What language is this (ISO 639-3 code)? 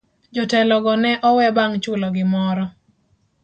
luo